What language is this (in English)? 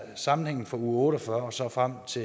Danish